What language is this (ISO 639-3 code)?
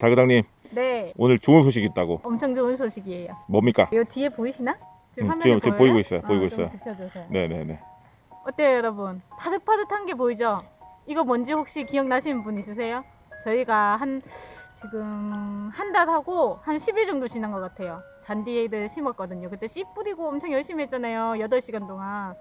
kor